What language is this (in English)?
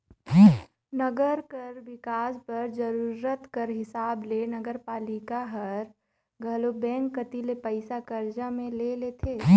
Chhattisgarhi